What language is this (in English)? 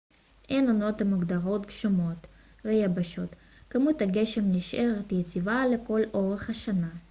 Hebrew